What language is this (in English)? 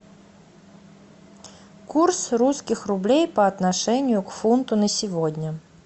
Russian